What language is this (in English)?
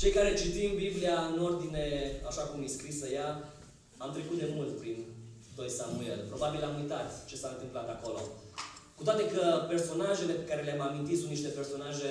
Romanian